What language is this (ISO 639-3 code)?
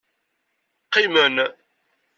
kab